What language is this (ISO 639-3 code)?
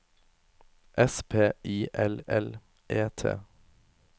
nor